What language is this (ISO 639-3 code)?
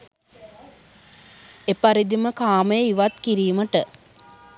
sin